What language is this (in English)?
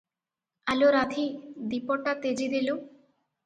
Odia